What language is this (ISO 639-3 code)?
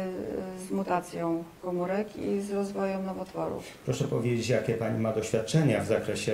pol